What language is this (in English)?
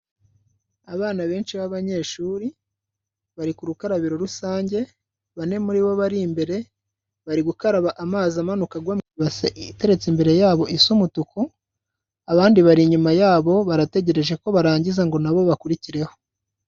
Kinyarwanda